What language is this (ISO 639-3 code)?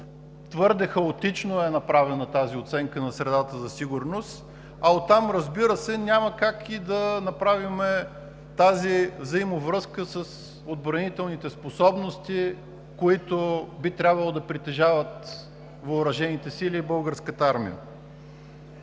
bul